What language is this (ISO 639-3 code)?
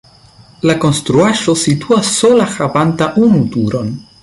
epo